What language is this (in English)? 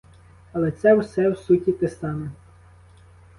Ukrainian